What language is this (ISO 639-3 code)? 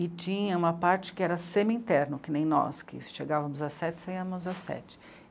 por